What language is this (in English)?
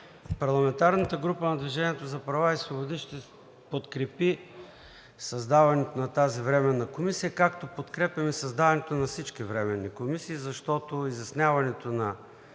Bulgarian